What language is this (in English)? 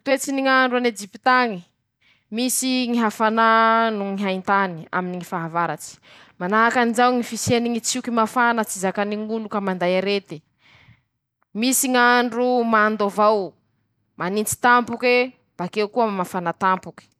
Masikoro Malagasy